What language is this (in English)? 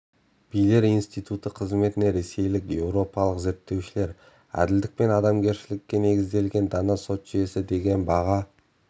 Kazakh